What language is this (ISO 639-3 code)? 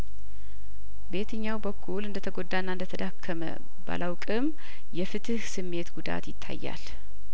amh